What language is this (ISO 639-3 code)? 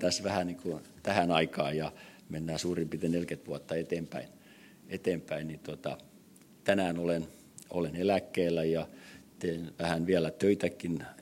fin